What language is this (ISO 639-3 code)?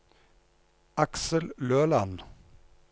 nor